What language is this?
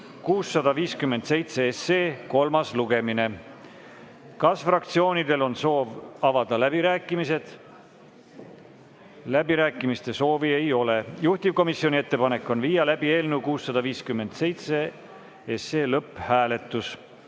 Estonian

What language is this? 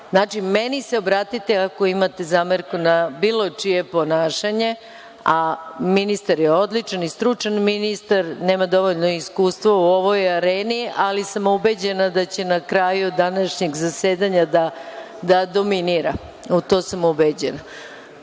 Serbian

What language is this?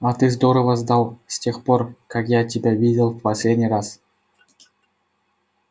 Russian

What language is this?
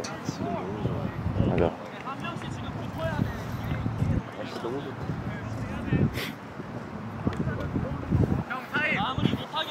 Korean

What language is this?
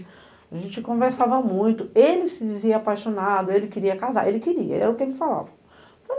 Portuguese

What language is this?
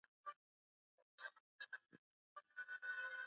Swahili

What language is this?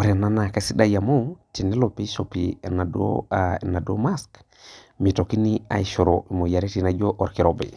Masai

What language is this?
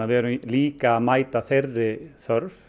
Icelandic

